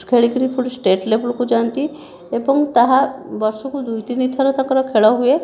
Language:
Odia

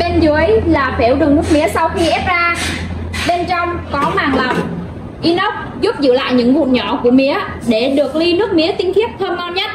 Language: Vietnamese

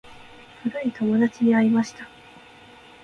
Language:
Japanese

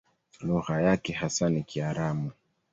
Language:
Swahili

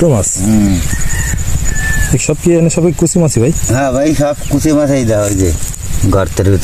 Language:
Arabic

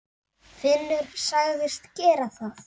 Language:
Icelandic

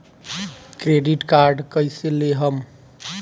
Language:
Bhojpuri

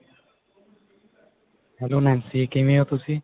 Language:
Punjabi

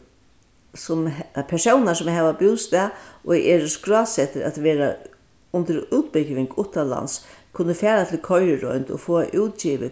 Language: Faroese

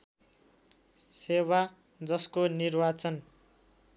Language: Nepali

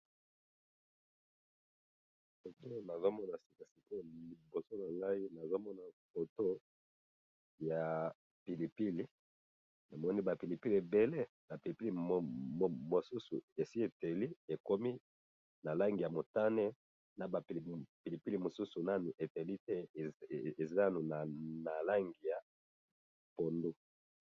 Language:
Lingala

